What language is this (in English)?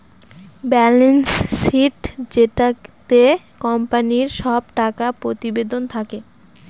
Bangla